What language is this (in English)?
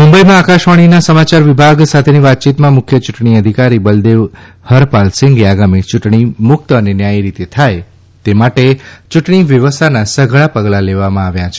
Gujarati